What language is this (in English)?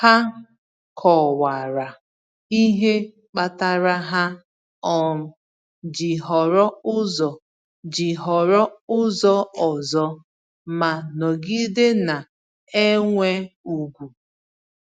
Igbo